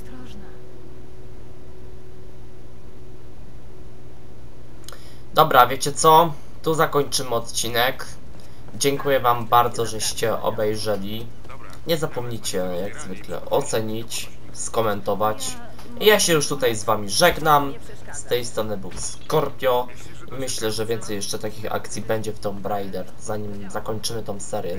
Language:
Polish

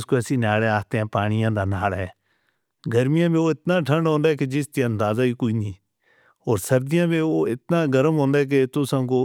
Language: Northern Hindko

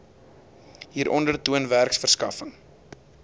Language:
Afrikaans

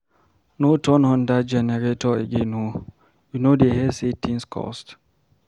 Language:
Nigerian Pidgin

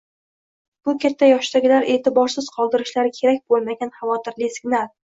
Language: Uzbek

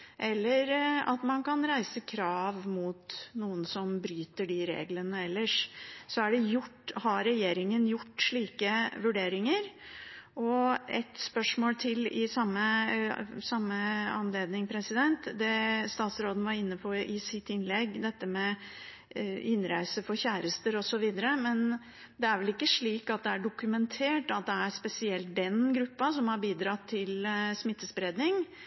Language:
Norwegian Bokmål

